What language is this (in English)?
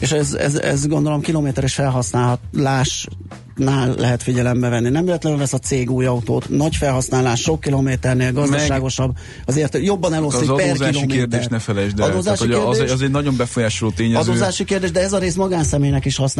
Hungarian